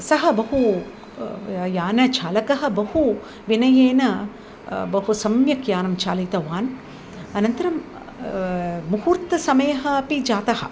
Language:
Sanskrit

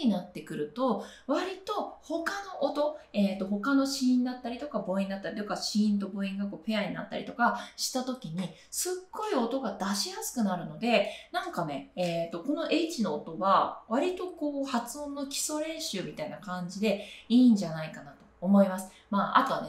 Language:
Japanese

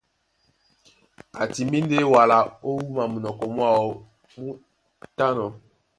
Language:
Duala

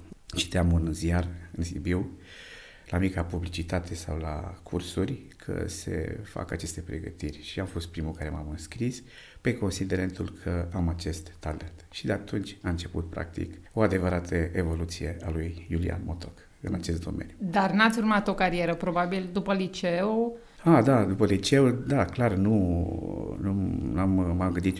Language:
Romanian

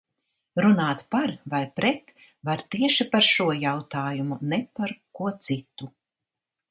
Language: Latvian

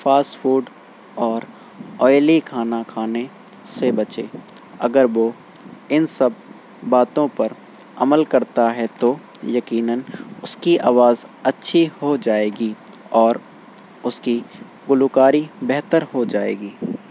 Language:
Urdu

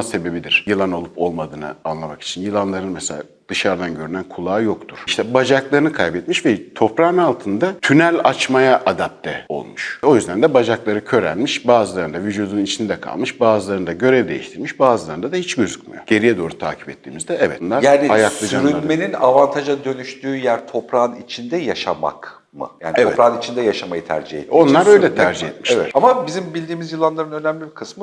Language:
Turkish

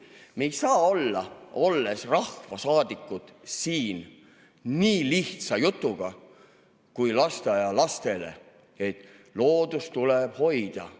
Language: Estonian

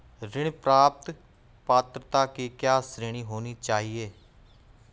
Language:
Hindi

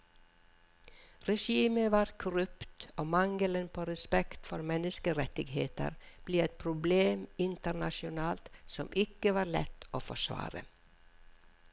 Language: Norwegian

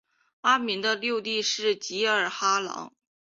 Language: Chinese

